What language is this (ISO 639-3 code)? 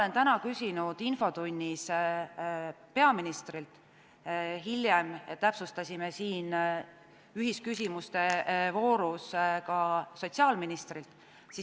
est